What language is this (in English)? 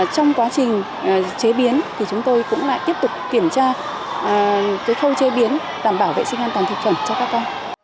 Vietnamese